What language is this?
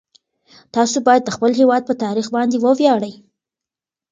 Pashto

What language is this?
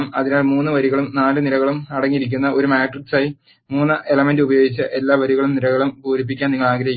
Malayalam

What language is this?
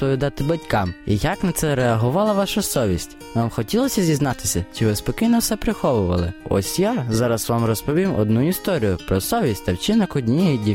Ukrainian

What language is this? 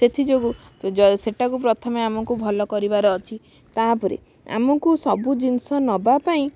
Odia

